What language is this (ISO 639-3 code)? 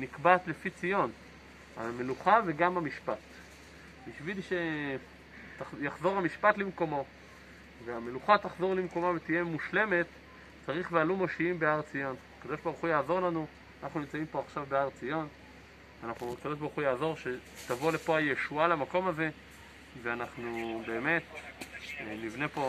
heb